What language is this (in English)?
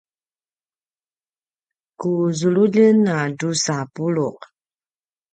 Paiwan